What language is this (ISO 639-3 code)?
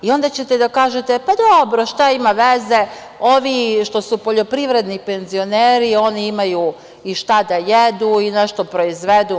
srp